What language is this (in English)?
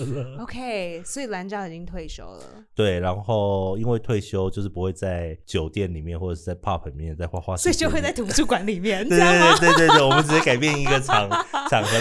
Chinese